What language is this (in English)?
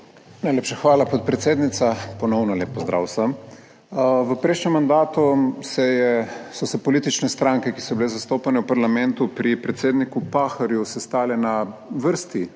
Slovenian